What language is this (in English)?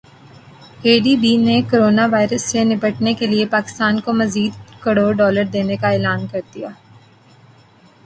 Urdu